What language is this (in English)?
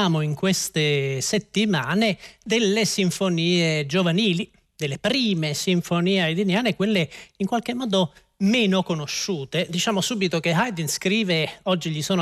Italian